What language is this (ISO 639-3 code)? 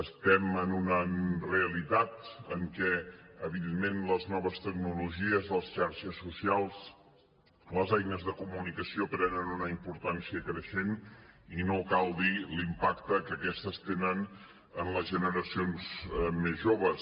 cat